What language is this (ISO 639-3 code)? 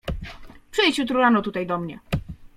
pol